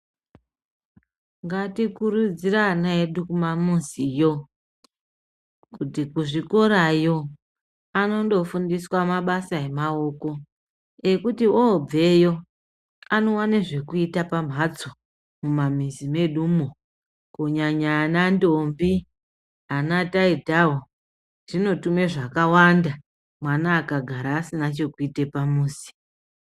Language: Ndau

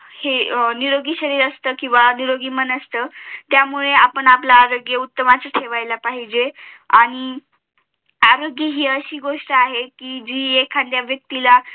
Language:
Marathi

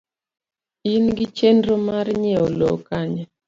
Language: Luo (Kenya and Tanzania)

